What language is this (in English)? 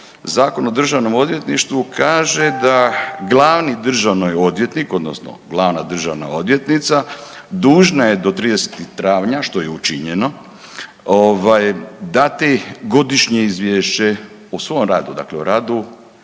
Croatian